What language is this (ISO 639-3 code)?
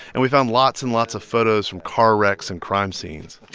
eng